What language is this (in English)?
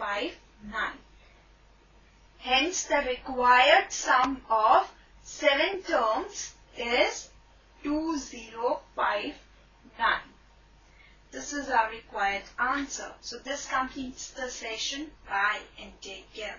English